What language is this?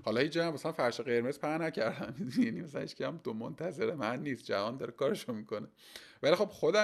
Persian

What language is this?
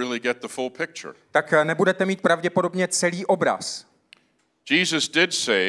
Czech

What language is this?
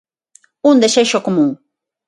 Galician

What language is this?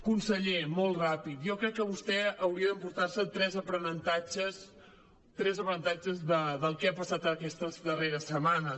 Catalan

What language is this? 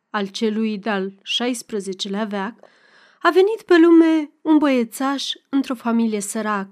Romanian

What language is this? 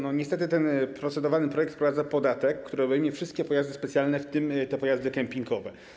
Polish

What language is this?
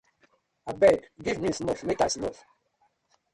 Nigerian Pidgin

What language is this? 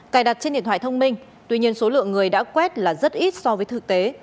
Vietnamese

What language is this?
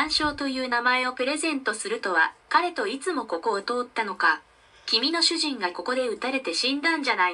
Japanese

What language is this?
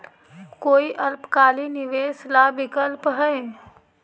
Magahi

